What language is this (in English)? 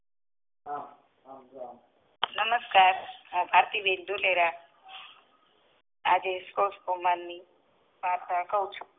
Gujarati